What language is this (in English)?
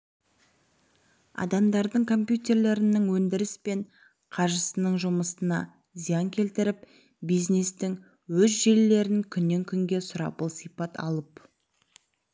Kazakh